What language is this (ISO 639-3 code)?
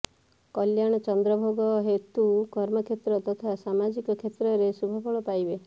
ori